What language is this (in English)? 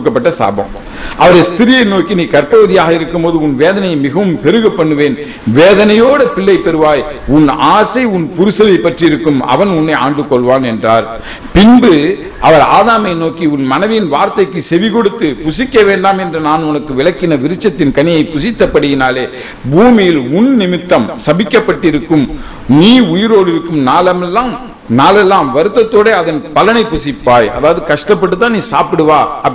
Tamil